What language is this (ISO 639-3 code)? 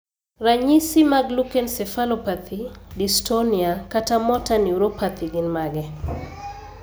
luo